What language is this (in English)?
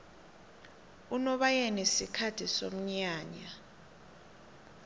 South Ndebele